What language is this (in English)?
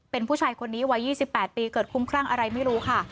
Thai